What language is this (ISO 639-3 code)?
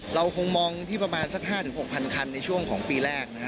tha